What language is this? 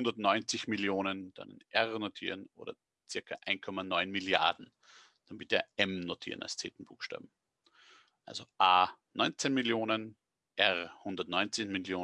German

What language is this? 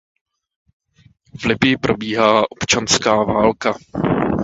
Czech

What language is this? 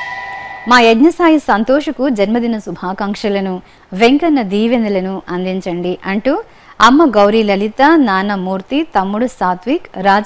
Telugu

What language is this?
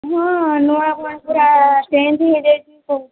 Odia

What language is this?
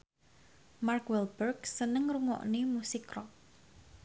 Javanese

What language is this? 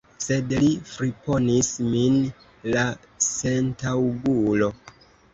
Esperanto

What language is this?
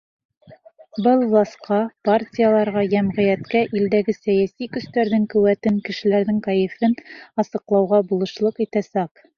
Bashkir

